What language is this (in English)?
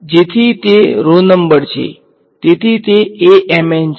Gujarati